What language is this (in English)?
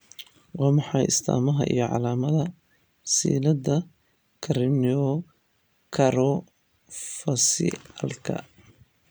Somali